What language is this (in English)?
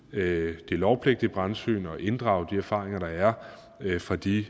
Danish